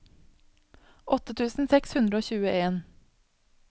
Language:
Norwegian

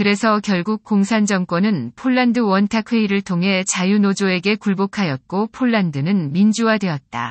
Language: Korean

